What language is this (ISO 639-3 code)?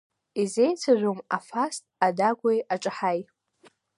abk